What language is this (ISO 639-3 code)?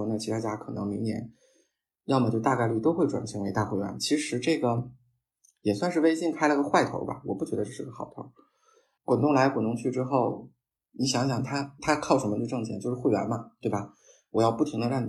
zho